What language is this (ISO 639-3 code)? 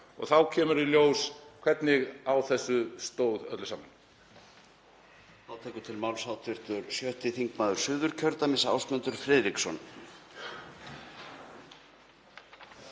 isl